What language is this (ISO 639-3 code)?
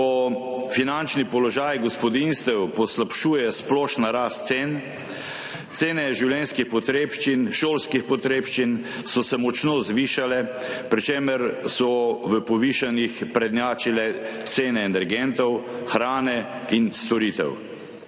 slv